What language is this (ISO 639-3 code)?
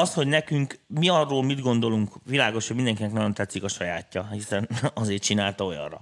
hun